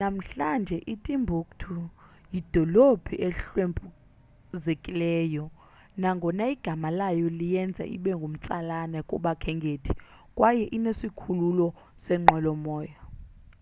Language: Xhosa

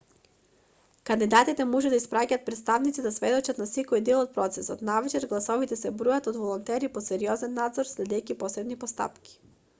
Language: Macedonian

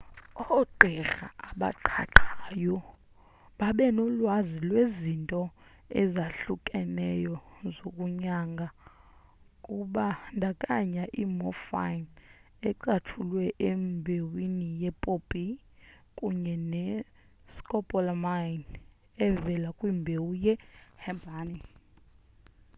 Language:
Xhosa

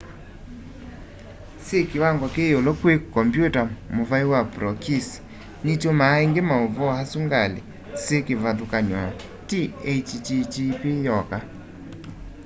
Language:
Kamba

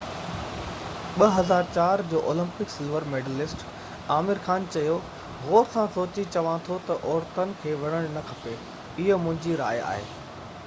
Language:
Sindhi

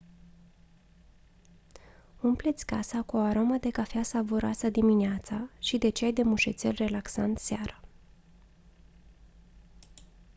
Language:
Romanian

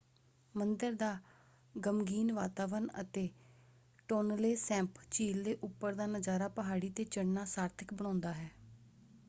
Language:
Punjabi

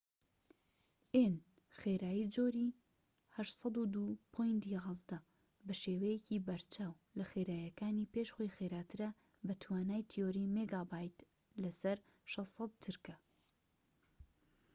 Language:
Central Kurdish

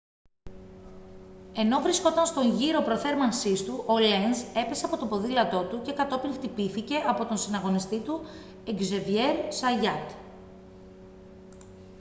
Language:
Greek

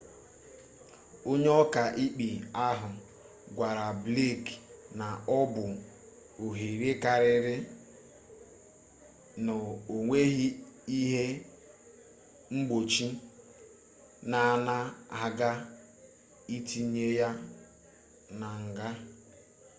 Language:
Igbo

